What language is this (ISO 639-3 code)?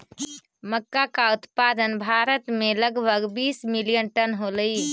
mag